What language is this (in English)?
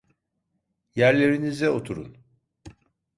Turkish